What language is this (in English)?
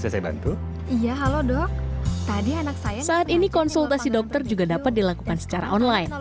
Indonesian